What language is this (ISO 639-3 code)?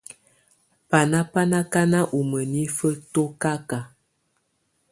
tvu